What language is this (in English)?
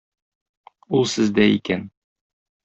Tatar